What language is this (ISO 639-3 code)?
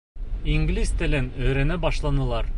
bak